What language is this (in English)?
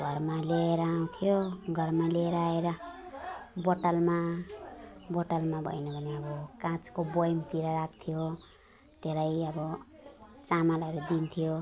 Nepali